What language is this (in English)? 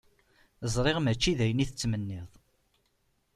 Kabyle